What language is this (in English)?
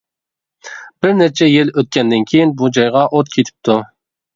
Uyghur